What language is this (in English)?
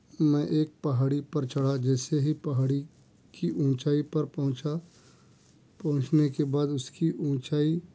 Urdu